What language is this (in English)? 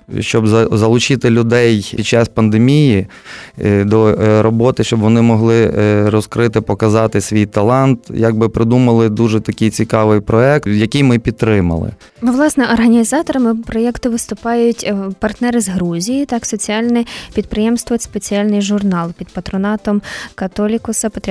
Ukrainian